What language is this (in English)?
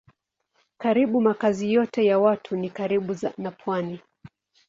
Swahili